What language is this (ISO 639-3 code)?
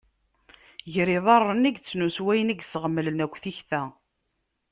kab